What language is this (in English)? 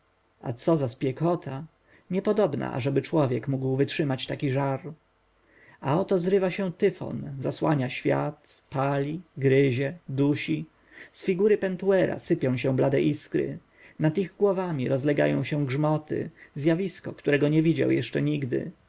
Polish